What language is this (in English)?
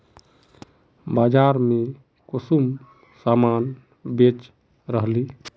Magahi